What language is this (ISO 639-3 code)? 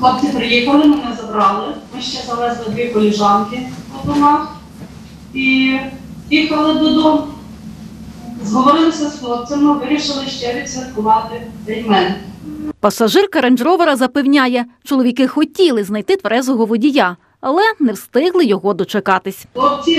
ukr